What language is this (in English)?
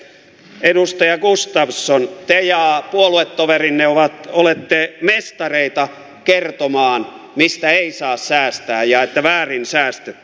Finnish